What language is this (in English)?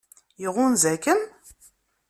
Kabyle